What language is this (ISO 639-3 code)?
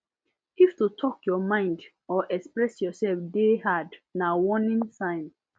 pcm